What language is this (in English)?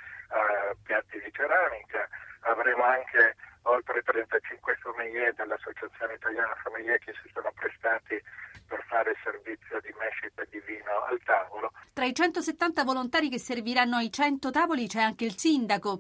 Italian